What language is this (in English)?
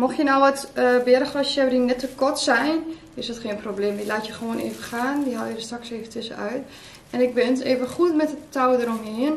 Dutch